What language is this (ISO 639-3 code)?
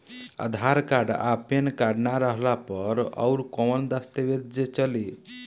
bho